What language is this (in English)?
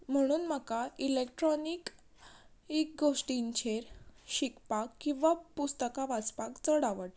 Konkani